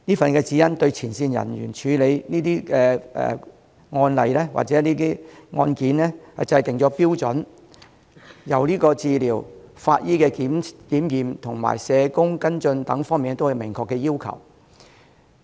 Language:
Cantonese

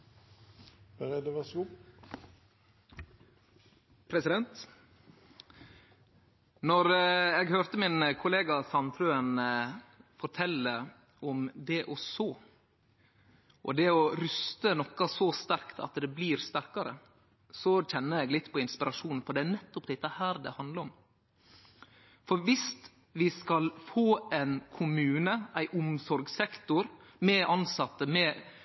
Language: Norwegian Nynorsk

